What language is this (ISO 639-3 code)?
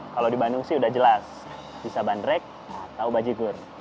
ind